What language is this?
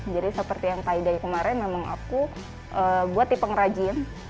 Indonesian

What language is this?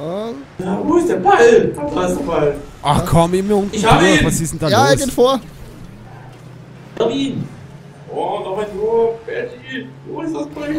German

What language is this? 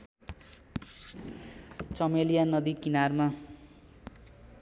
Nepali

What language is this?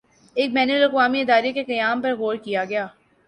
Urdu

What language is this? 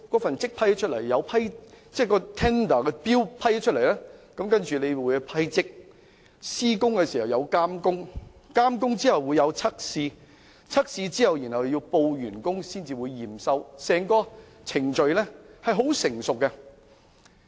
Cantonese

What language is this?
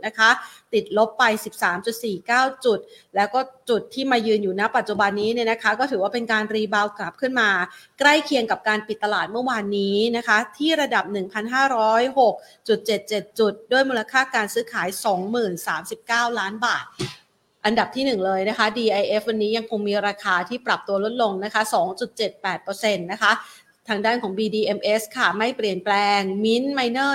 Thai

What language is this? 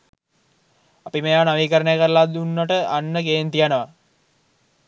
Sinhala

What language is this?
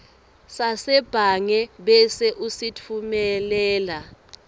Swati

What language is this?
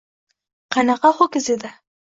Uzbek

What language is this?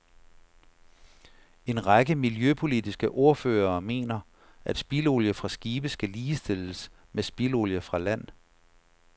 Danish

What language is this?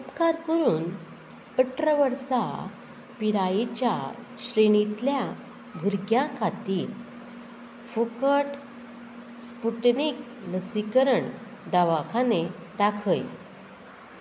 Konkani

